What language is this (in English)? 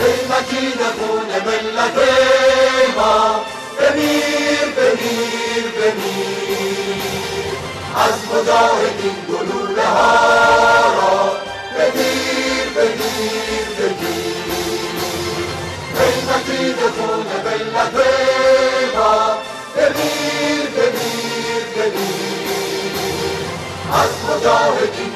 Arabic